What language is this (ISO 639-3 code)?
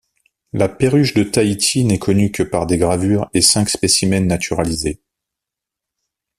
fra